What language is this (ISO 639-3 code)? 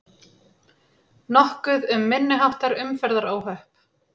isl